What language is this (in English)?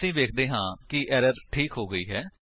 Punjabi